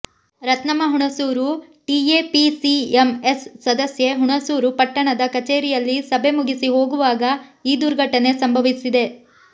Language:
Kannada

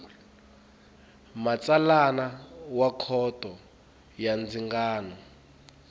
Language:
Tsonga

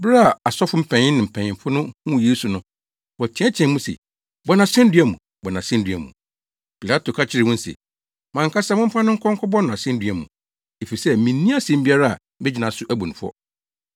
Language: Akan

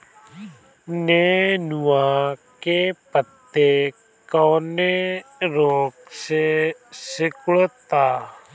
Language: Bhojpuri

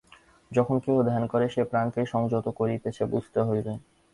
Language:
Bangla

